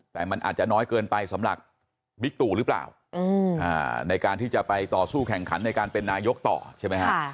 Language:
Thai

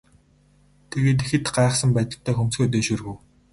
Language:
Mongolian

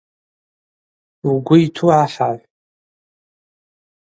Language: Abaza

